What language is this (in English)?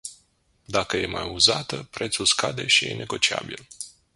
Romanian